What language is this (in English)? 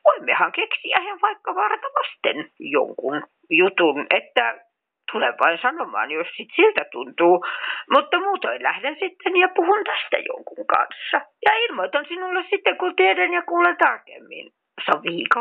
Finnish